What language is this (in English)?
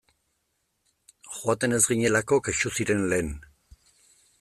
Basque